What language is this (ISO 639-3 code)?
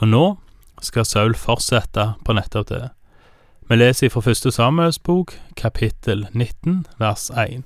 dan